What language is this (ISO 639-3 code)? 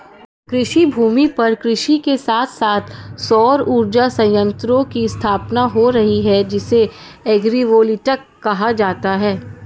hin